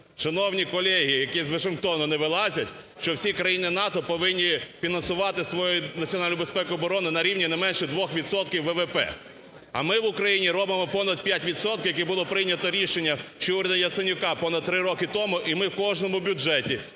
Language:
Ukrainian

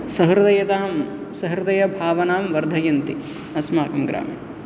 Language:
Sanskrit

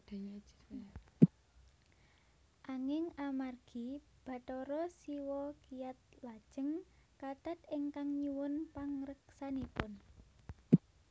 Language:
Javanese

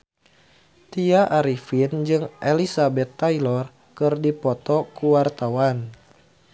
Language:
Sundanese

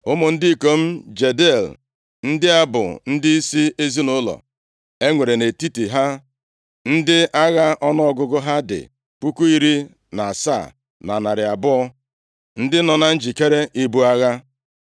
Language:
Igbo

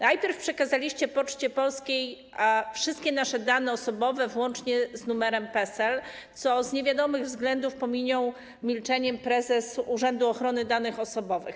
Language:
Polish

